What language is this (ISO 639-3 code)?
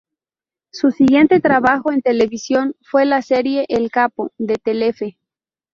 spa